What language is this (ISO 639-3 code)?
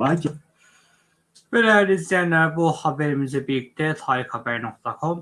tur